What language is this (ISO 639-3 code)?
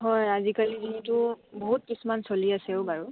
asm